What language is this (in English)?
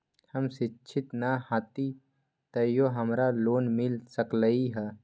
Magahi